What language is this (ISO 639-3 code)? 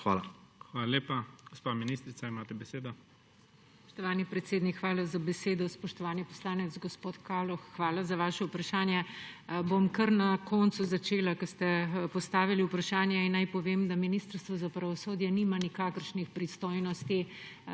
slv